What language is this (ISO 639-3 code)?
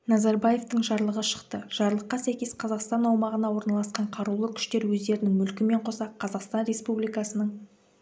kaz